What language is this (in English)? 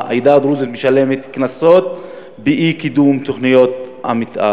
Hebrew